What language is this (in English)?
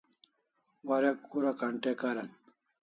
Kalasha